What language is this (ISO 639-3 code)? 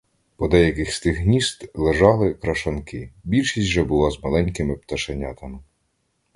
ukr